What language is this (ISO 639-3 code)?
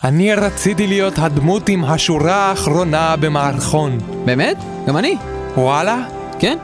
heb